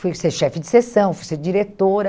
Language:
Portuguese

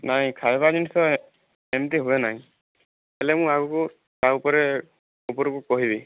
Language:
Odia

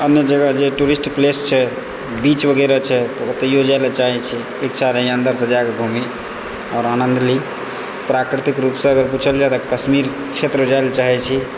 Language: Maithili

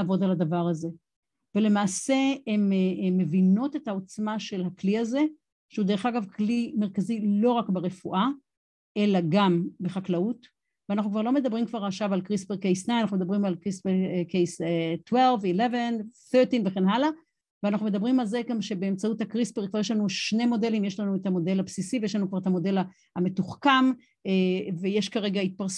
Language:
Hebrew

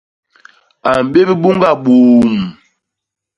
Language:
Basaa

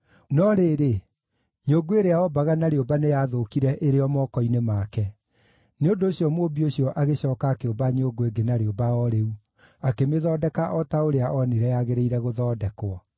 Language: Kikuyu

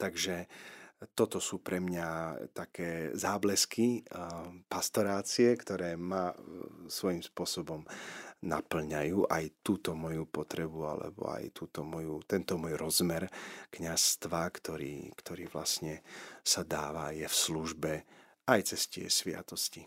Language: Slovak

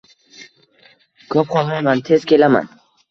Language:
Uzbek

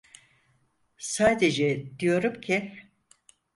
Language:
Turkish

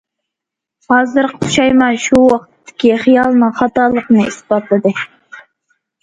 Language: Uyghur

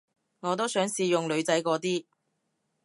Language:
Cantonese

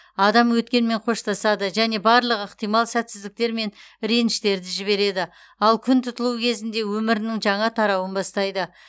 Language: Kazakh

